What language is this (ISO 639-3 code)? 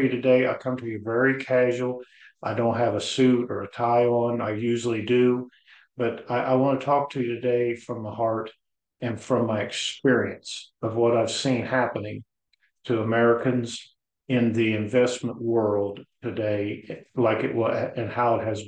eng